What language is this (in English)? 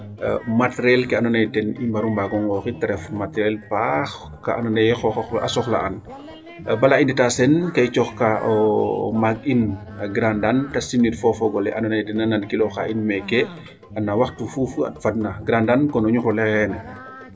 Serer